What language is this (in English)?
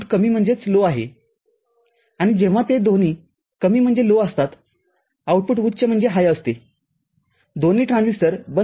Marathi